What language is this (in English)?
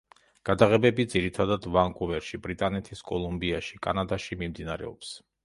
Georgian